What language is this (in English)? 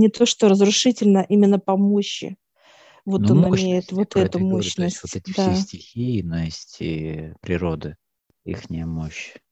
Russian